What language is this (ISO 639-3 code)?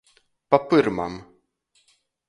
ltg